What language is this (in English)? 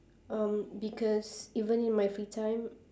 English